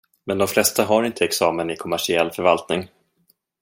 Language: Swedish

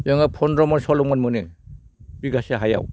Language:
Bodo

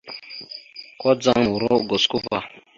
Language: Mada (Cameroon)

